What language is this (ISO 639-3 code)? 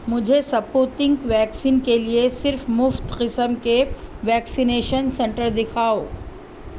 urd